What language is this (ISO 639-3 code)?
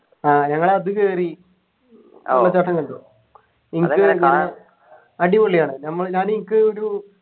mal